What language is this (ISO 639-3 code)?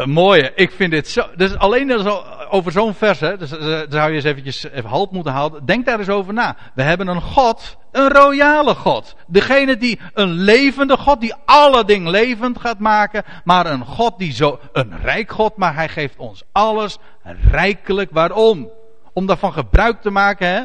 nld